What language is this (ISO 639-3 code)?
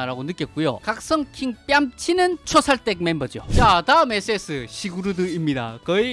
kor